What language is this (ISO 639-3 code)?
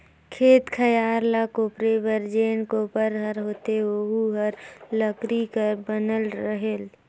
hne